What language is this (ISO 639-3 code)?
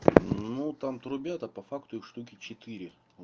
rus